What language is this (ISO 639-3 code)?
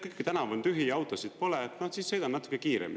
est